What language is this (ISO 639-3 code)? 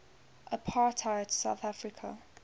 eng